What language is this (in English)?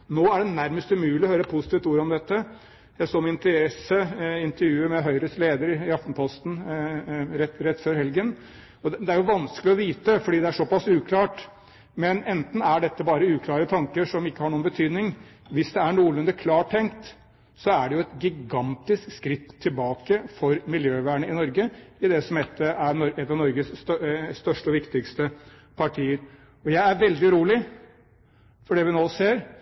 Norwegian Bokmål